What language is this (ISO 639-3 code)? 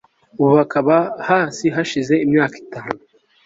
kin